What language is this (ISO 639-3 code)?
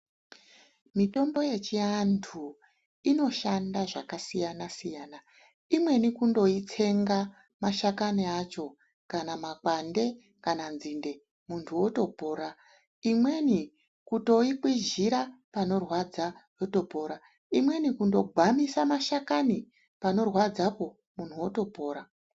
ndc